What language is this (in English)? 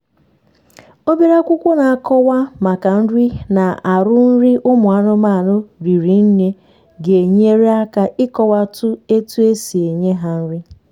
Igbo